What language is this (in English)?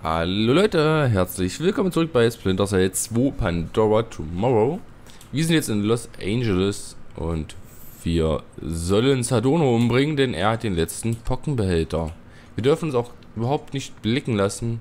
German